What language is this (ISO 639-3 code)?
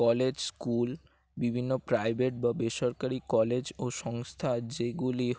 ben